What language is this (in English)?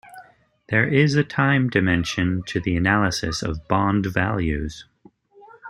English